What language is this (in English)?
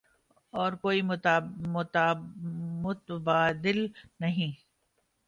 Urdu